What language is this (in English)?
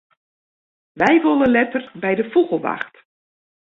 Western Frisian